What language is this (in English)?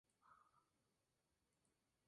Spanish